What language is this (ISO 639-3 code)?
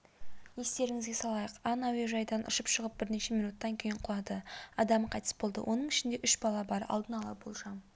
kaz